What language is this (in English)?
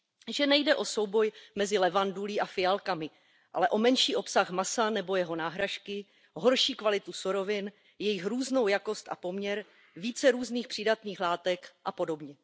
Czech